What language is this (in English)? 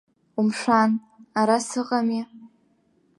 Abkhazian